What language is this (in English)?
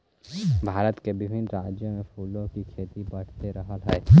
Magahi